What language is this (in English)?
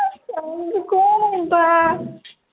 Punjabi